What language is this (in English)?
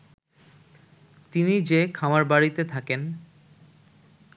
Bangla